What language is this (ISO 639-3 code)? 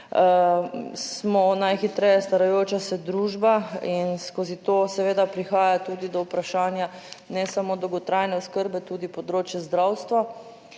slv